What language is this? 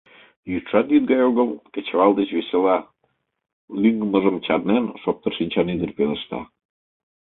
Mari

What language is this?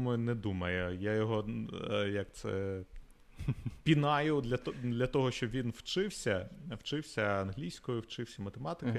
Ukrainian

